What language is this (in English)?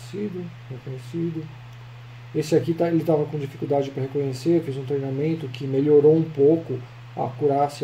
Portuguese